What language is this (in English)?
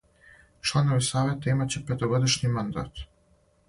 Serbian